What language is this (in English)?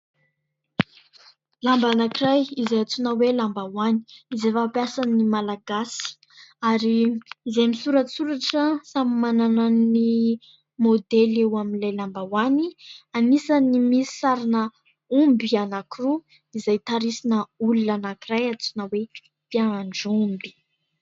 Malagasy